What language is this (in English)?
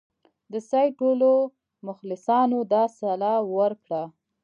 Pashto